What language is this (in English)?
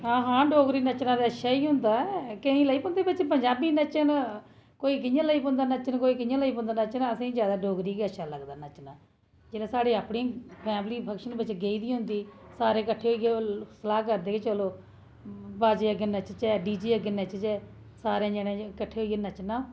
Dogri